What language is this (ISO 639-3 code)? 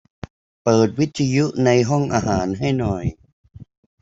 tha